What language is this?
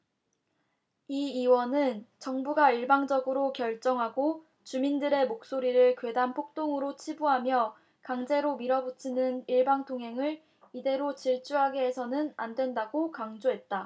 Korean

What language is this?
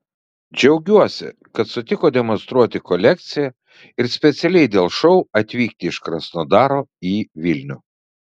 Lithuanian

